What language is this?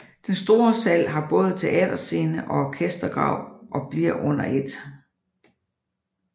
Danish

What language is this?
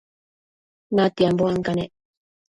Matsés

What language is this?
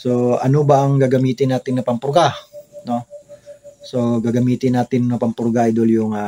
Filipino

